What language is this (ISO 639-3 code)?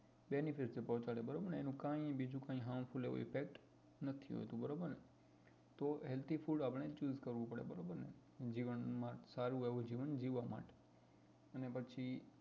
guj